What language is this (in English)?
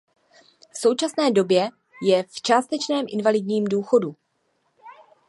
Czech